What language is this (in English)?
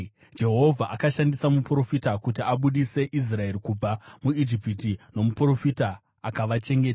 Shona